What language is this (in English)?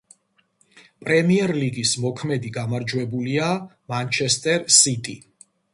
Georgian